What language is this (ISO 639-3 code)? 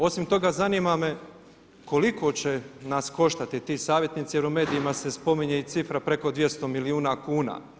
hrv